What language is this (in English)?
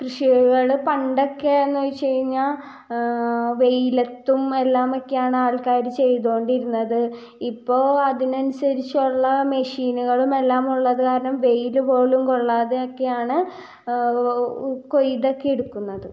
Malayalam